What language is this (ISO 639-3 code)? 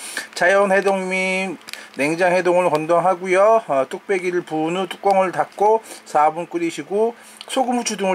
kor